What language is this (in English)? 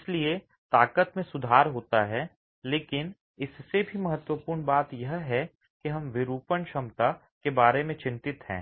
Hindi